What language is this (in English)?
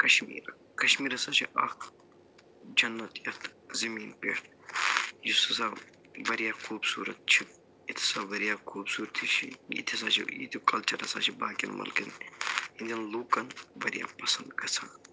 Kashmiri